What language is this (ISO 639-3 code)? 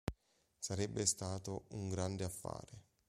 ita